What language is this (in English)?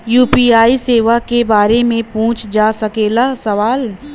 Bhojpuri